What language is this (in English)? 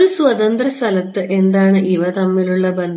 Malayalam